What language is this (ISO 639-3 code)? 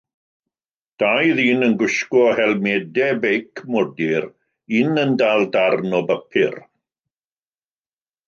cym